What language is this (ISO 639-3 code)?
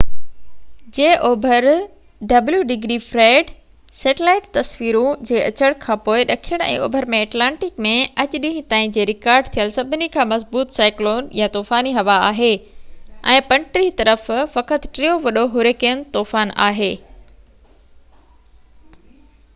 snd